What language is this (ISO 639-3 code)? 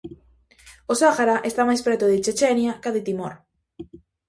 glg